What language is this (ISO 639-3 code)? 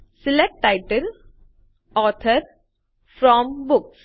guj